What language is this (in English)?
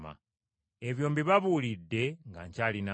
Ganda